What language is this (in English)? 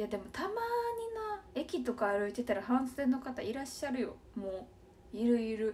Japanese